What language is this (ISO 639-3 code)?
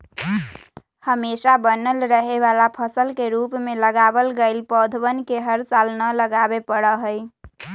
mag